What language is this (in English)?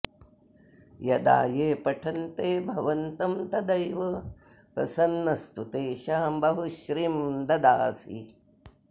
Sanskrit